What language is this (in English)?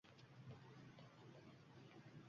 Uzbek